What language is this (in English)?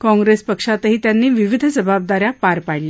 Marathi